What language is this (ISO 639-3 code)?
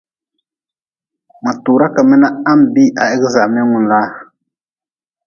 nmz